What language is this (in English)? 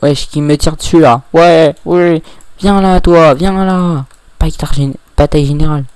French